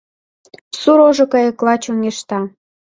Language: Mari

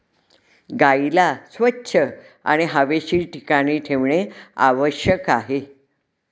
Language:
Marathi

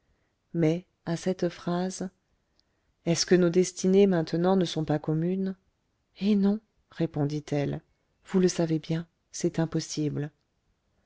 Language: French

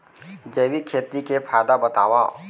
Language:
Chhattisgarhi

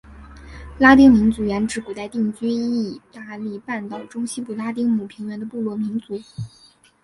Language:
Chinese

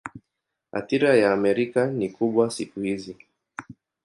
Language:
Swahili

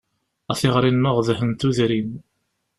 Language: Kabyle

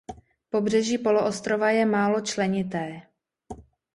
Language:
Czech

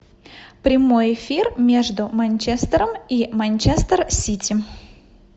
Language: Russian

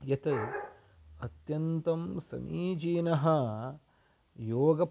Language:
Sanskrit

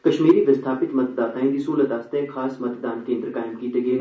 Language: Dogri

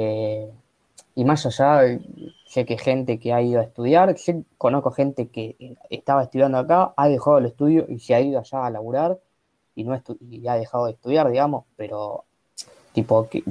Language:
Spanish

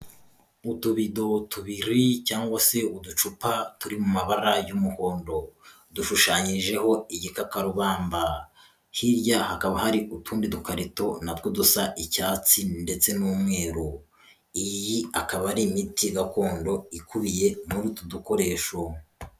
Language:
Kinyarwanda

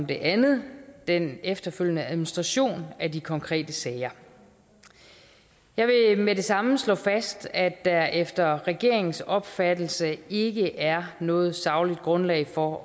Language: Danish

